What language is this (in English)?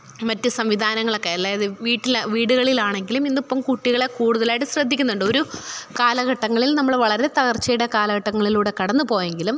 Malayalam